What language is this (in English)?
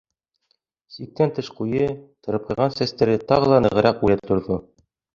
Bashkir